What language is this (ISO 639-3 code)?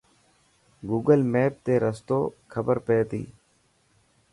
mki